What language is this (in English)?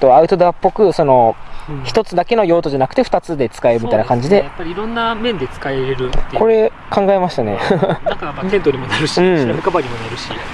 Japanese